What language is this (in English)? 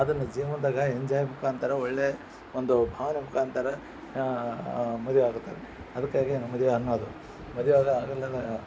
Kannada